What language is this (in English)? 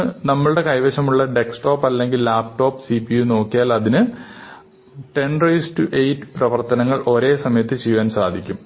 Malayalam